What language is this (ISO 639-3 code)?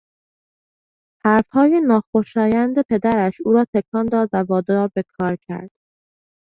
fas